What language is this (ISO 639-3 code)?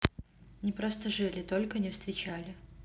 rus